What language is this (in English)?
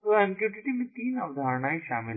Hindi